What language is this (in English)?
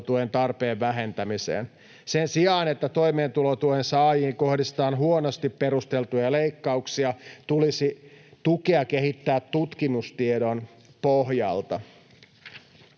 Finnish